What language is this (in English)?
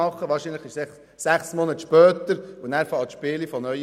Swiss German